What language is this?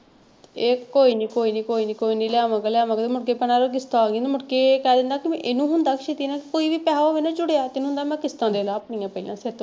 Punjabi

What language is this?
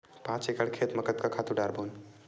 Chhattisgarhi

